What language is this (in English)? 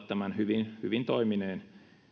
Finnish